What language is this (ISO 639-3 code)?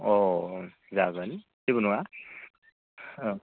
brx